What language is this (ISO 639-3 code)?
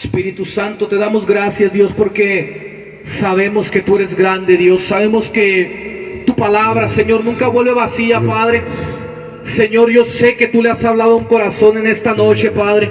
spa